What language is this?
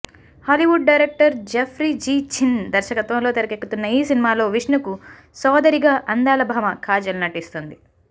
Telugu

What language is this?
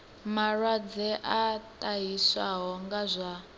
Venda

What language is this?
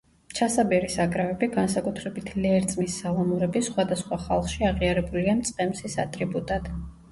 Georgian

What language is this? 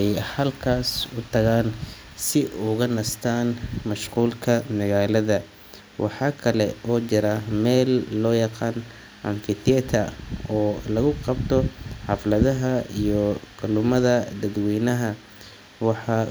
Somali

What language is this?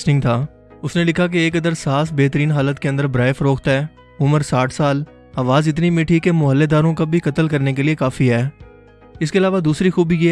Urdu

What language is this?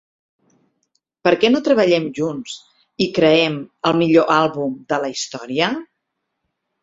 Catalan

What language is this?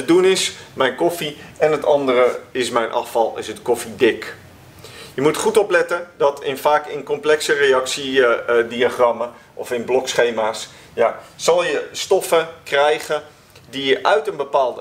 Dutch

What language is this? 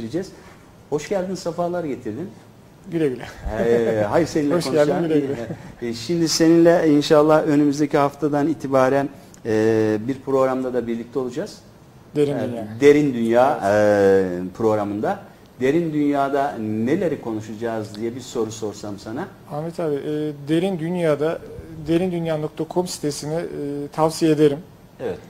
Turkish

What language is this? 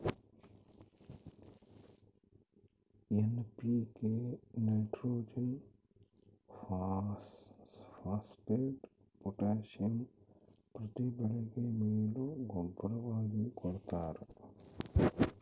Kannada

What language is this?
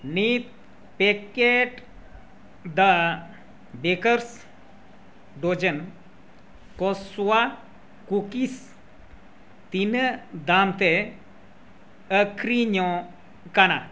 Santali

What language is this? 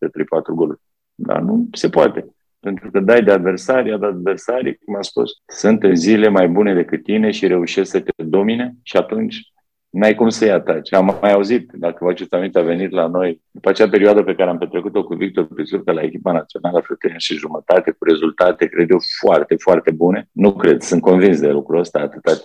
Romanian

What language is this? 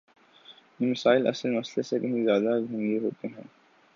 Urdu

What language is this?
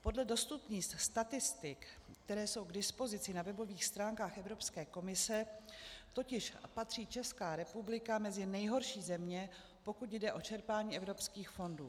Czech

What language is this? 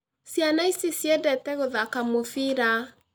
Kikuyu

